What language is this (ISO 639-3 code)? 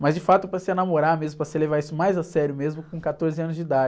por